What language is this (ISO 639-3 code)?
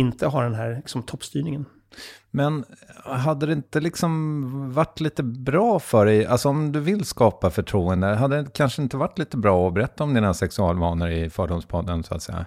swe